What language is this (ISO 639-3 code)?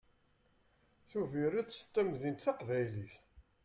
kab